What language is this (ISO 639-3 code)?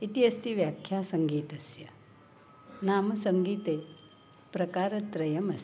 san